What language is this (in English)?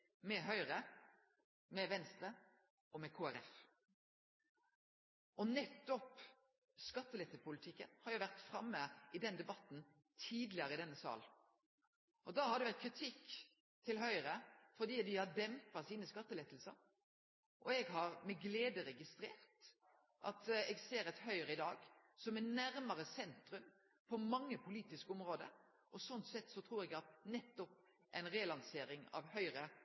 Norwegian Nynorsk